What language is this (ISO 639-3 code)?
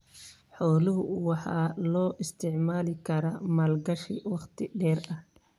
som